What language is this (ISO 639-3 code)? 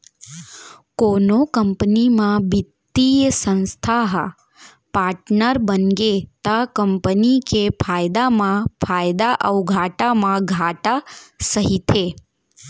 hne